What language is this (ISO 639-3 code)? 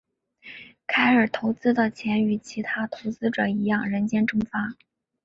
zho